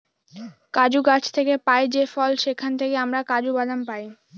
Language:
Bangla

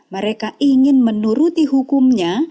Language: Indonesian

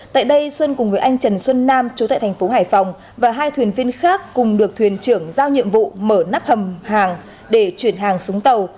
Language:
Vietnamese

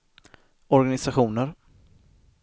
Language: Swedish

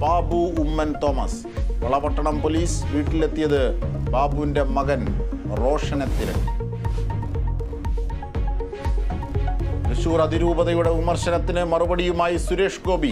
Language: Arabic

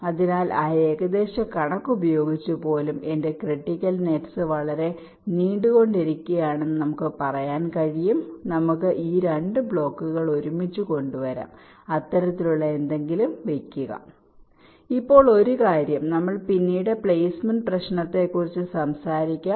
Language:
Malayalam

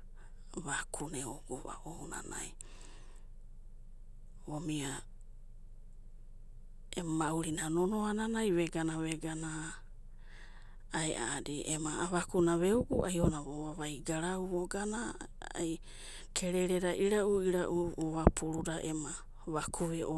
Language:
Abadi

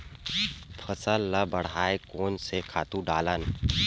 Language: Chhattisgarhi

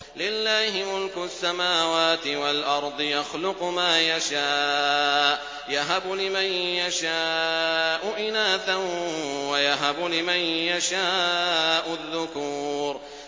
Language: Arabic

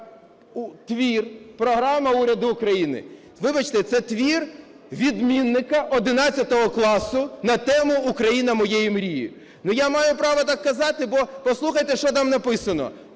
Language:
Ukrainian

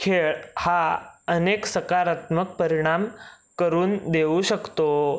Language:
Marathi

